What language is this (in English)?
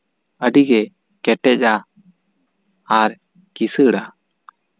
Santali